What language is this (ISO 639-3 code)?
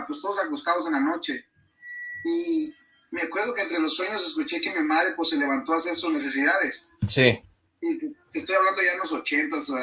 spa